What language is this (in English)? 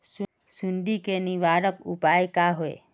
Magahi